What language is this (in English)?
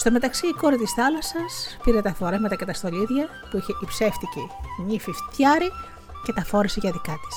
Greek